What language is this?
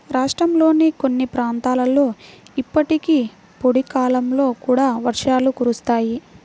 Telugu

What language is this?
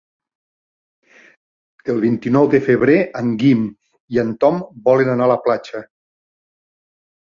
Catalan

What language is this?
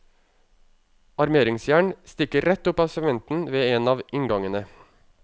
Norwegian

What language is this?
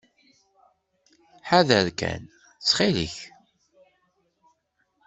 Kabyle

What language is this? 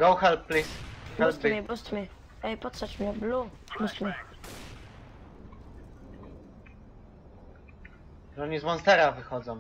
Polish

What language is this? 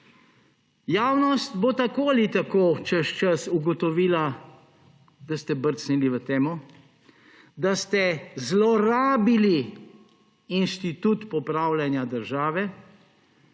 Slovenian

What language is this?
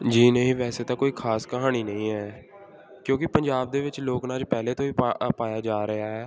Punjabi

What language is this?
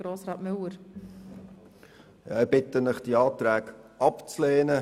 Swiss German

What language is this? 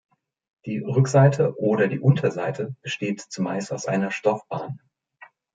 German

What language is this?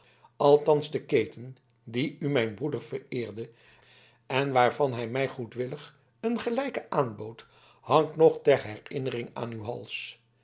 Dutch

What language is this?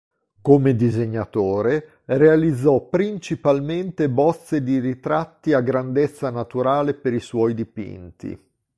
Italian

